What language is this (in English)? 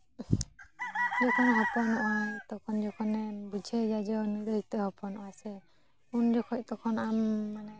Santali